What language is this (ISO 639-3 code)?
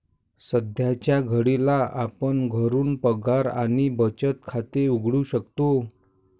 mar